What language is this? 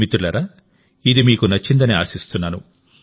Telugu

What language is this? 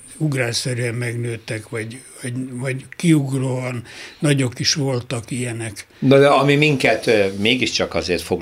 Hungarian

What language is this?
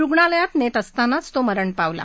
Marathi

